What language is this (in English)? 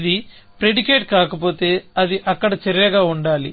Telugu